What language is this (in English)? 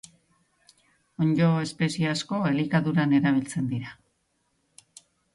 Basque